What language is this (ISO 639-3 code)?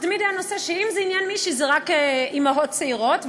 heb